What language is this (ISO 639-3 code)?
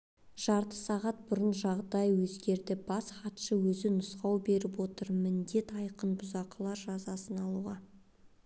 kaz